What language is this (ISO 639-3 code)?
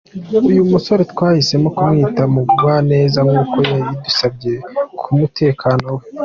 kin